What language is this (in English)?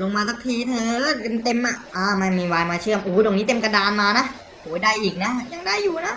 Thai